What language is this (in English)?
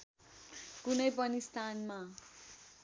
Nepali